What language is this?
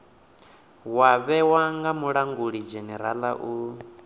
Venda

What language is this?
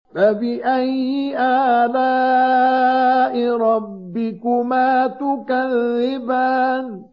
Arabic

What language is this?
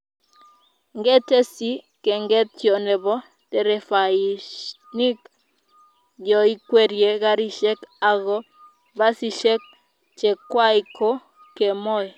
Kalenjin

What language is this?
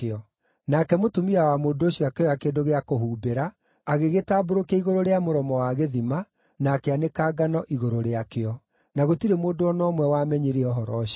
Kikuyu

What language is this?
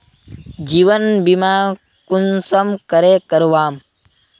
Magahi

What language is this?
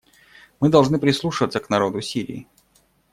Russian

